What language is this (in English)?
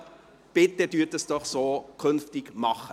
Swiss German